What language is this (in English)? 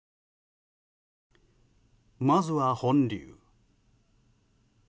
Japanese